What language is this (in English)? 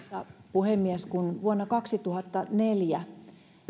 Finnish